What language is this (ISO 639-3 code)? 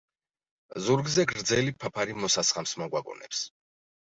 kat